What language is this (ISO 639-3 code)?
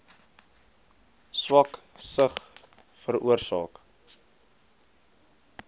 afr